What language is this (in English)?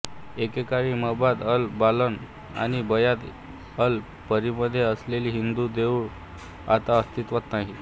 Marathi